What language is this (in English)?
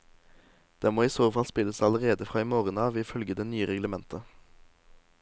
Norwegian